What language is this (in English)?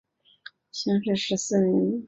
Chinese